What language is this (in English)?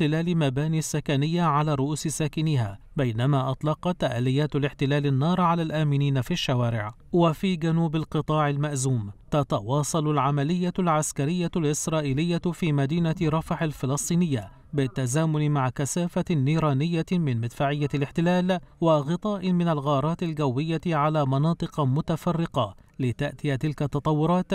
Arabic